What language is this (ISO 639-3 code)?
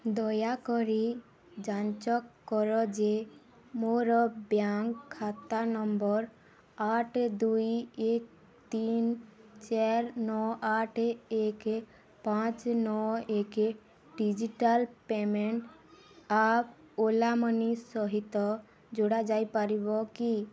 ori